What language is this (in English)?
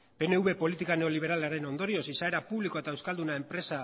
Basque